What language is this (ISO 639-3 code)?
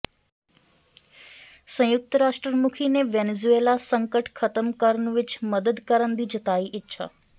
pan